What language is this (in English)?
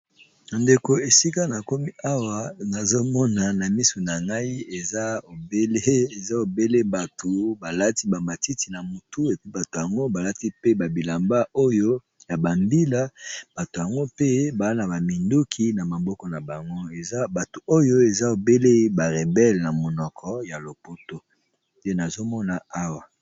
Lingala